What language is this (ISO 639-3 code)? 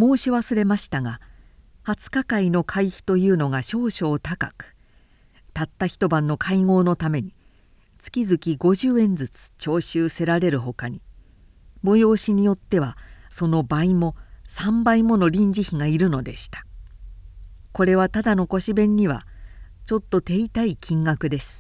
jpn